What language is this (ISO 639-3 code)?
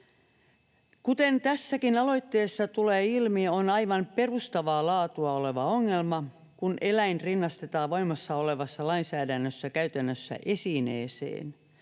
fin